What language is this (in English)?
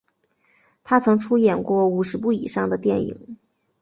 Chinese